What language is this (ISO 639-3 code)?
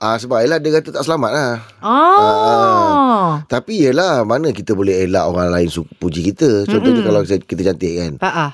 msa